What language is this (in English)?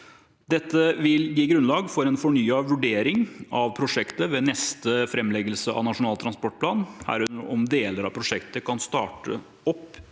Norwegian